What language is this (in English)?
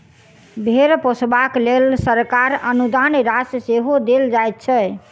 Maithili